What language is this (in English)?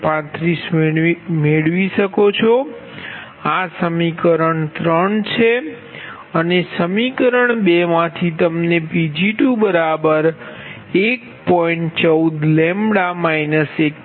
Gujarati